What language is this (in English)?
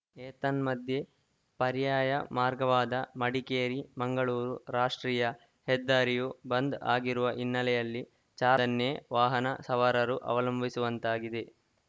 Kannada